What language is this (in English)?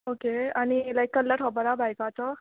Konkani